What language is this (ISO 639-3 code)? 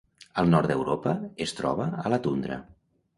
cat